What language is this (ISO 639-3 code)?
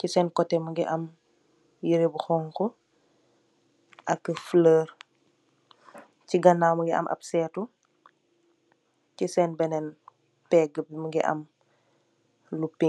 wol